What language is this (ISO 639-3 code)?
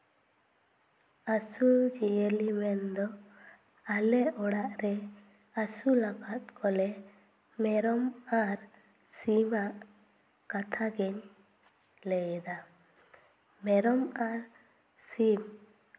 sat